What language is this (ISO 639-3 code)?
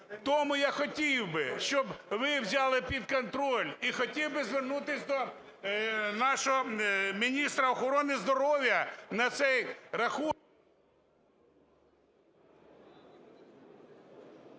ukr